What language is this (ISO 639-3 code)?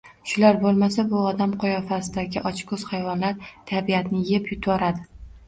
uzb